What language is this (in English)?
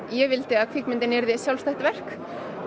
Icelandic